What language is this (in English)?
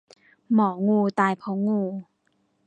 Thai